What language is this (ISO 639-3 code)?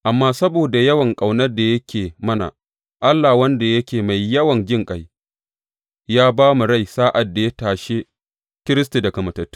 hau